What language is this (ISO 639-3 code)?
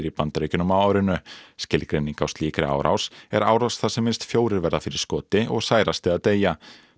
isl